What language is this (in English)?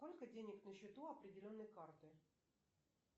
Russian